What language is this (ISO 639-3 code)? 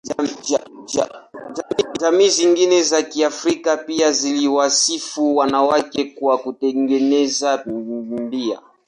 swa